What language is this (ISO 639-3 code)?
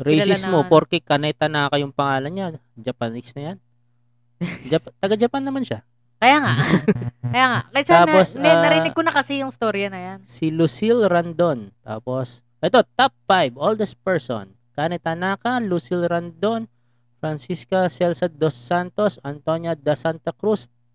fil